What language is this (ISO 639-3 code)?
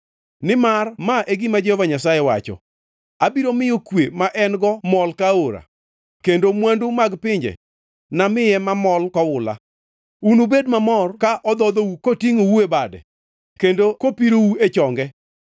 luo